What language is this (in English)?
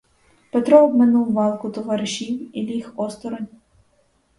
Ukrainian